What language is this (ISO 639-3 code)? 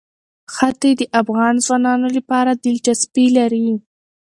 pus